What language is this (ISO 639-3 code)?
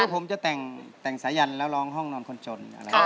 tha